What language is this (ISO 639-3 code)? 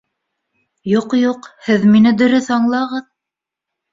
bak